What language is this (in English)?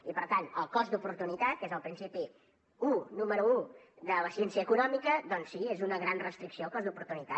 Catalan